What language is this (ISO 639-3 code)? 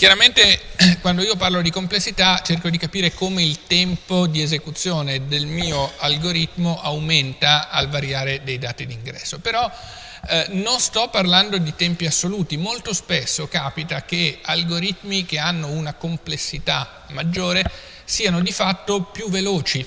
ita